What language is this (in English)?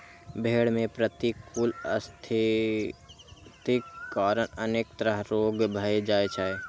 Maithili